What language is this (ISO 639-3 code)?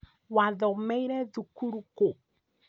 kik